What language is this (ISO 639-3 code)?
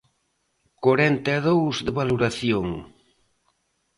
glg